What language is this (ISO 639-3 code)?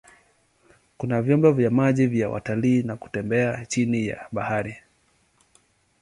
swa